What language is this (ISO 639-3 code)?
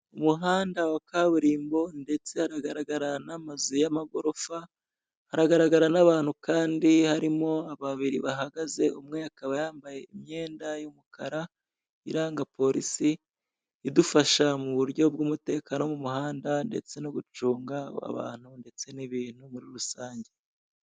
kin